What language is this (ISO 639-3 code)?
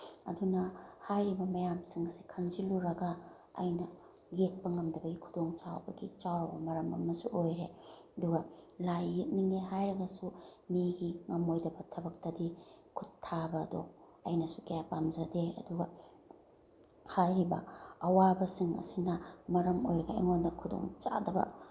mni